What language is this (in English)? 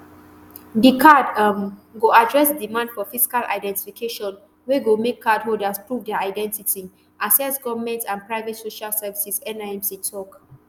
Nigerian Pidgin